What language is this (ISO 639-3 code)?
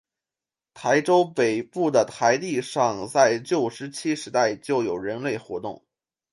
zho